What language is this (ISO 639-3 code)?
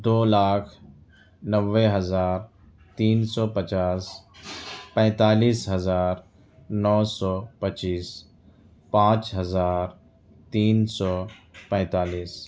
urd